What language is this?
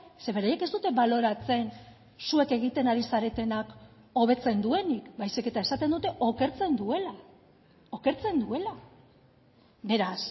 Basque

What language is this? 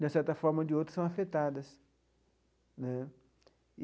Portuguese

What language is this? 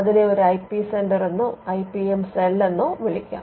Malayalam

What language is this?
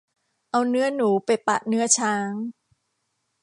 Thai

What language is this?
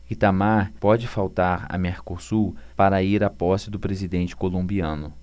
Portuguese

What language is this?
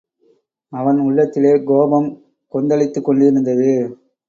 Tamil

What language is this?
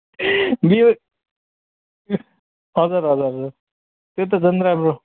Nepali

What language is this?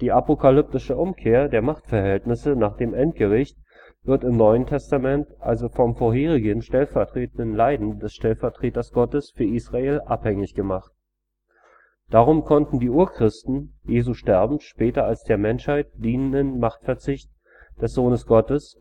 German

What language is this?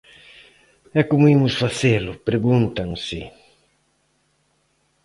Galician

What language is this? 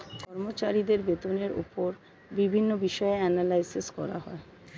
Bangla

